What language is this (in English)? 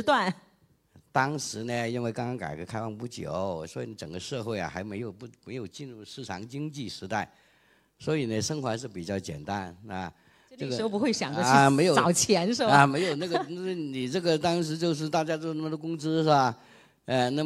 Chinese